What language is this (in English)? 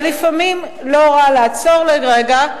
Hebrew